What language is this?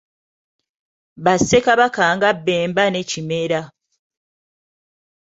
Ganda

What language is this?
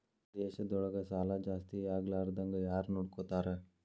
Kannada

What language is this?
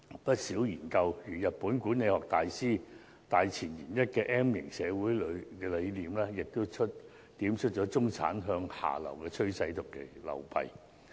Cantonese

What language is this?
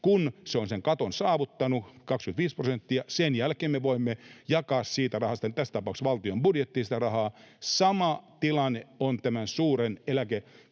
Finnish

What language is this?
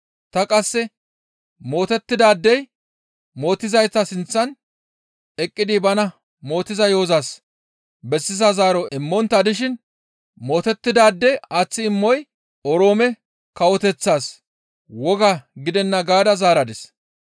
Gamo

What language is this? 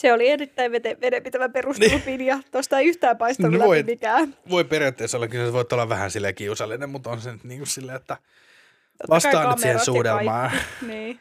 Finnish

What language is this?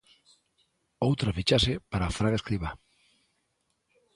Galician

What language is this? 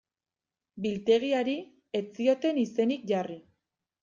Basque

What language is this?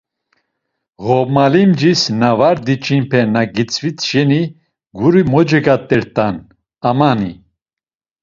Laz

